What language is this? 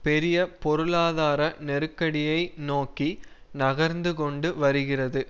Tamil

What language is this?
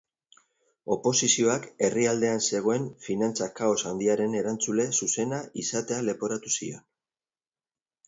Basque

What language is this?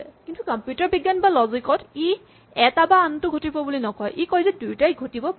Assamese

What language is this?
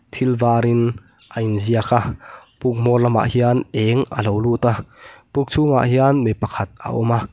Mizo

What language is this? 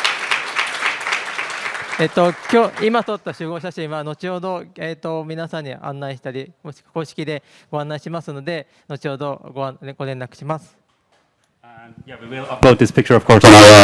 Japanese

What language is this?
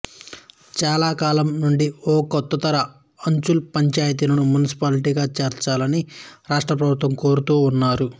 Telugu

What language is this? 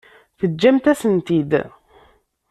Kabyle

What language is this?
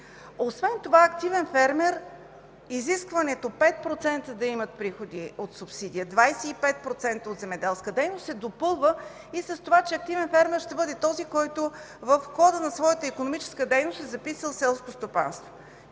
Bulgarian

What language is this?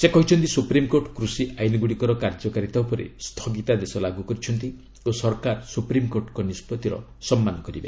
Odia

